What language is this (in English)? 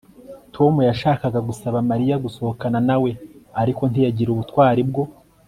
Kinyarwanda